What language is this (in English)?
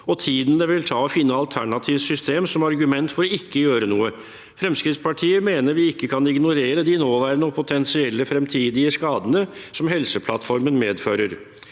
Norwegian